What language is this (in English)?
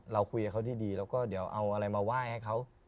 Thai